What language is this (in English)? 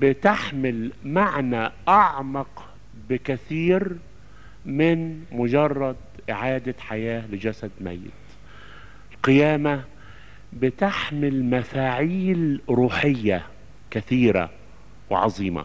Arabic